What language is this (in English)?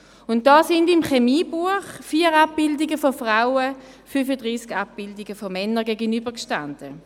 Swiss German